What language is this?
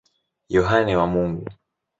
Swahili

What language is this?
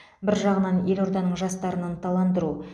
Kazakh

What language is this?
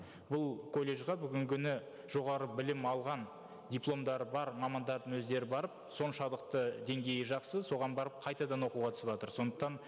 Kazakh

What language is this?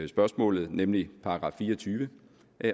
Danish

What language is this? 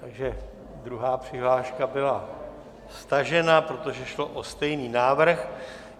Czech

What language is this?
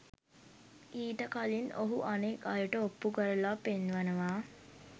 Sinhala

